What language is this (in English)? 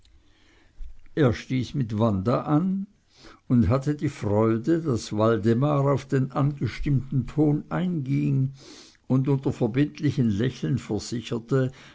German